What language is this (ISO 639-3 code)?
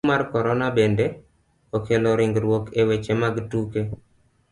luo